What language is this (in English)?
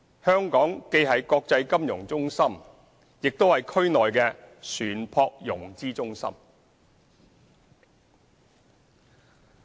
Cantonese